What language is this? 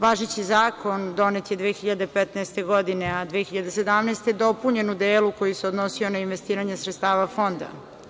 Serbian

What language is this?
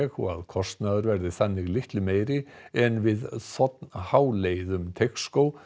Icelandic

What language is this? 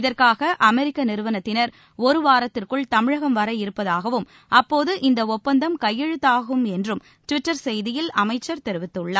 Tamil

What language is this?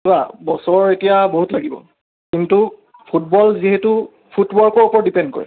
Assamese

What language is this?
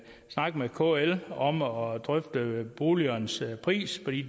Danish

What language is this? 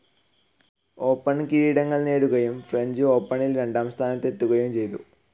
Malayalam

